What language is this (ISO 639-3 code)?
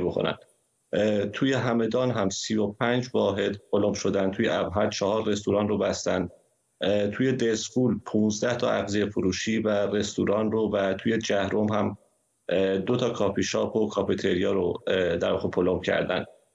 fas